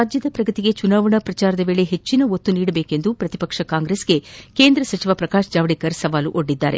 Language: Kannada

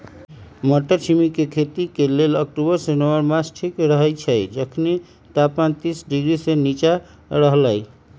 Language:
Magahi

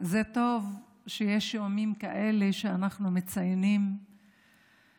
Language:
Hebrew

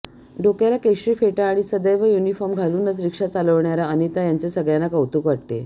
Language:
Marathi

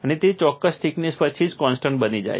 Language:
Gujarati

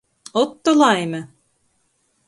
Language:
Latgalian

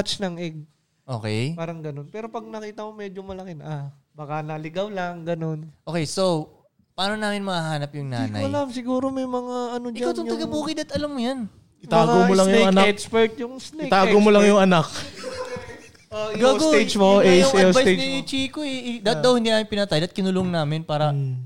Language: Filipino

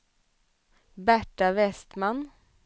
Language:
Swedish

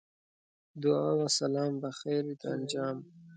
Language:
Pashto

